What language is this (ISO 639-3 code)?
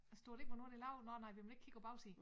dan